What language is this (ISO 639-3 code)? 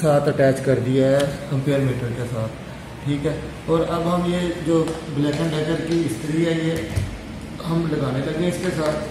hin